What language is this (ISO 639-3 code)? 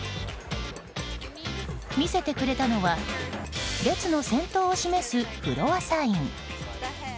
jpn